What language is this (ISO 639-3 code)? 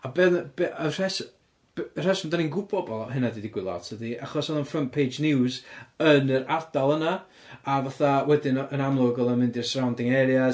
cym